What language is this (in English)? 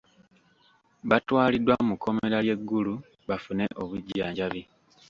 Ganda